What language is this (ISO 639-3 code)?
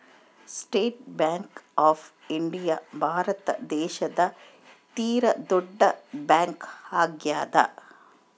kan